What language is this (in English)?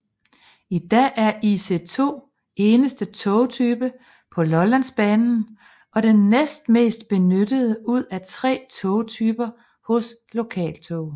Danish